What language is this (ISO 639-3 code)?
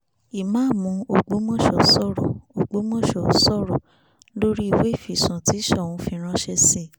yor